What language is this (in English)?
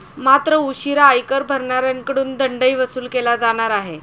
Marathi